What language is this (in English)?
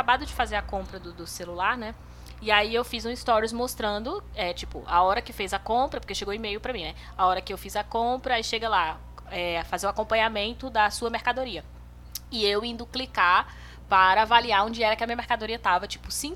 Portuguese